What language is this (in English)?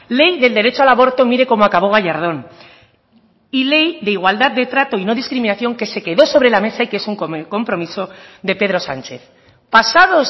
Spanish